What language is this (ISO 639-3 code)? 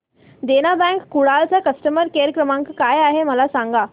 mar